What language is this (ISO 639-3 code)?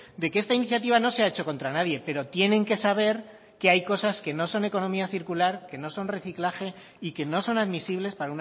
spa